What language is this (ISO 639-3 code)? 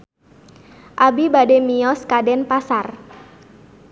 sun